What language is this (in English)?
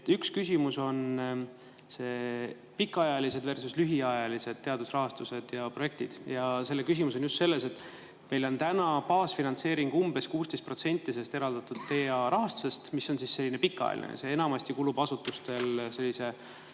Estonian